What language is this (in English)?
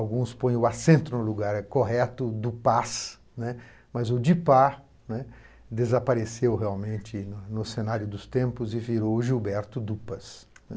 Portuguese